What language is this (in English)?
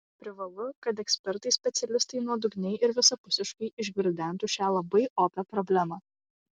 Lithuanian